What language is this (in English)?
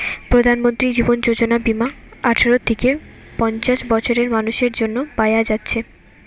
Bangla